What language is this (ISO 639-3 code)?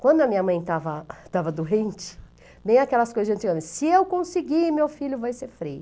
por